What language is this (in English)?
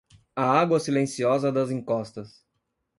Portuguese